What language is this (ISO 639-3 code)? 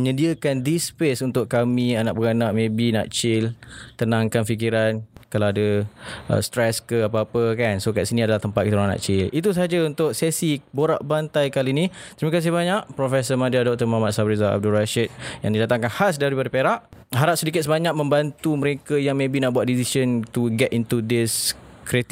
msa